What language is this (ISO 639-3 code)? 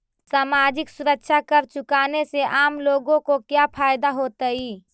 mag